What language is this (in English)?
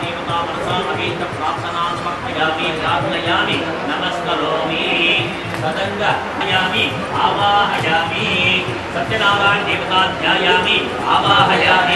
Arabic